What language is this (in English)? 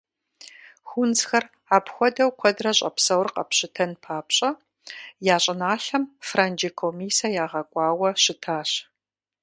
Kabardian